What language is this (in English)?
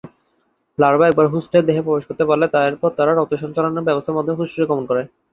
Bangla